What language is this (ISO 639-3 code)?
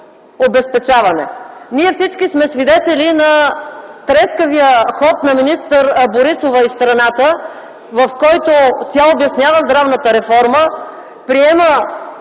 bul